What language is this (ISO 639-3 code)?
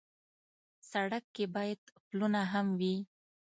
pus